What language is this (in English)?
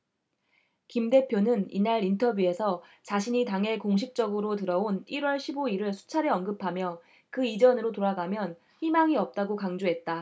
Korean